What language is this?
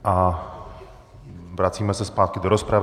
Czech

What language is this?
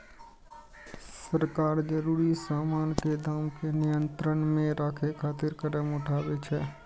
Maithili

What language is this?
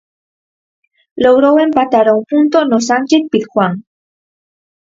Galician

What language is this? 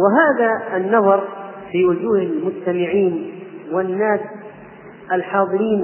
Arabic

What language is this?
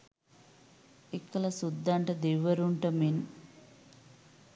Sinhala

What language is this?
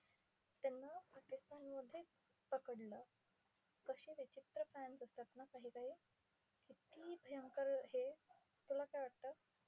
Marathi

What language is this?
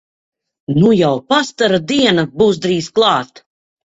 Latvian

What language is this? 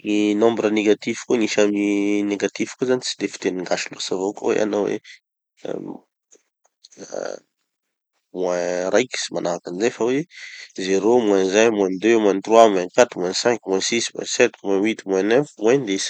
Tanosy Malagasy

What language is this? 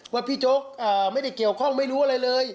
Thai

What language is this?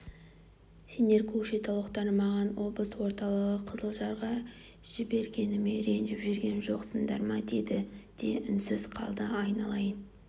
Kazakh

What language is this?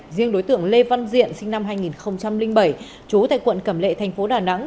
Vietnamese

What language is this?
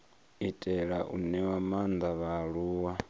Venda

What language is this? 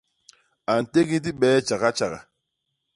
Basaa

